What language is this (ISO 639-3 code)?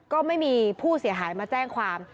tha